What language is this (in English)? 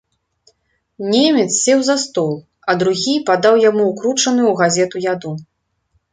Belarusian